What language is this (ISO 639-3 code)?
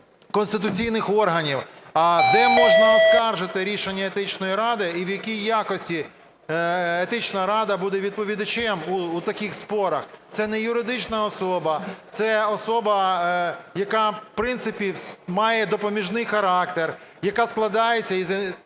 ukr